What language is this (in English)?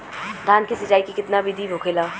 Bhojpuri